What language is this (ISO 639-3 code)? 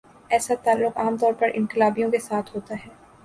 urd